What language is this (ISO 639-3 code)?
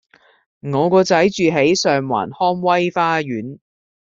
yue